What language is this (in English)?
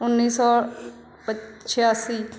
Punjabi